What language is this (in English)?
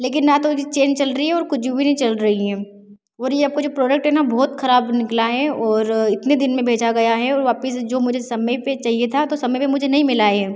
Hindi